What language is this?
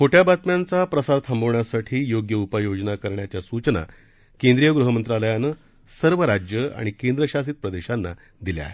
Marathi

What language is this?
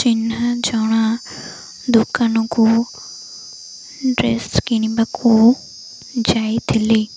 Odia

